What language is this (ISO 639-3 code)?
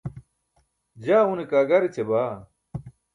bsk